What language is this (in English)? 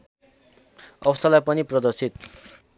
Nepali